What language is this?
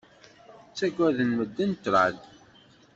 Kabyle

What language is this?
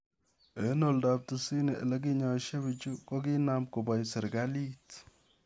Kalenjin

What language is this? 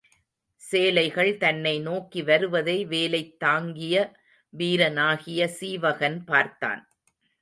Tamil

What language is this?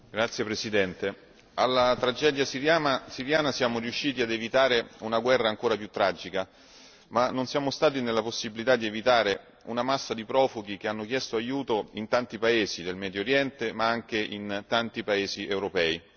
Italian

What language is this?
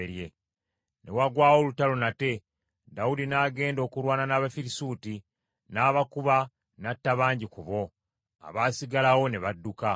Ganda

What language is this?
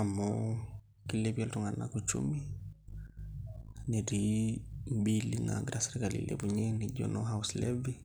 Masai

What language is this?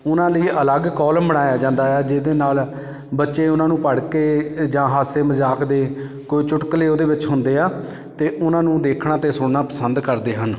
Punjabi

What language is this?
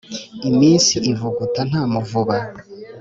Kinyarwanda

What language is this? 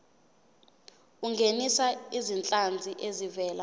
Zulu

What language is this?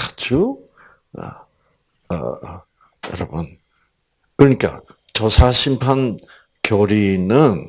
Korean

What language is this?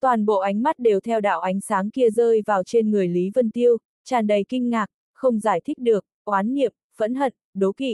Vietnamese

